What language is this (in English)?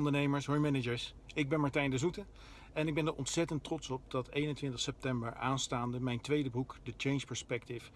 Dutch